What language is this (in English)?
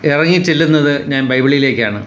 Malayalam